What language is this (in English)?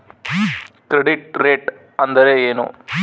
Kannada